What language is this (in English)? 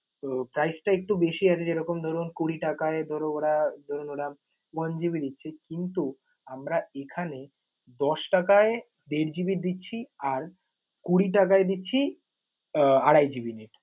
Bangla